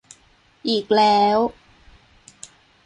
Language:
Thai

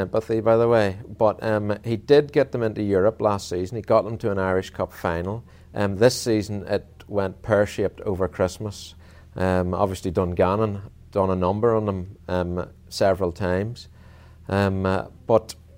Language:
English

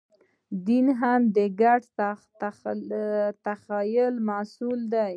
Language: Pashto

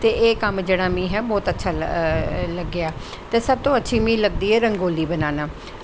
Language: Dogri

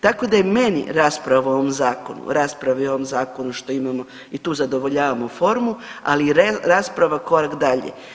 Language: Croatian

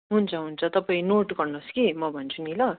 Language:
Nepali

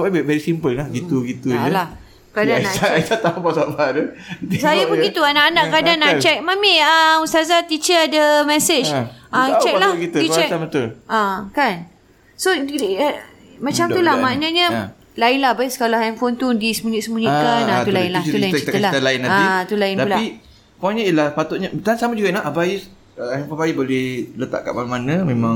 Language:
Malay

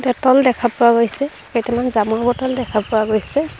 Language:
Assamese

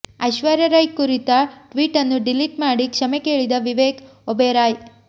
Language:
Kannada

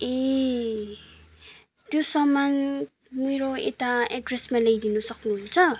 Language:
Nepali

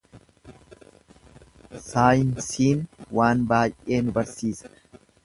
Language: Oromo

